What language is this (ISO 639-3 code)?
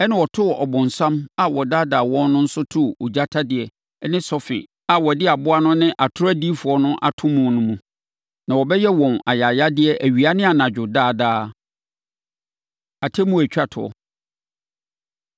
aka